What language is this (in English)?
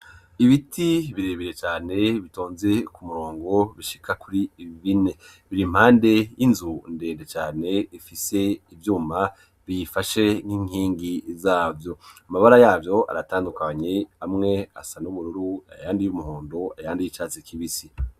Rundi